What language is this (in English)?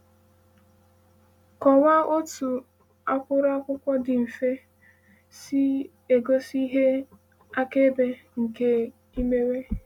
Igbo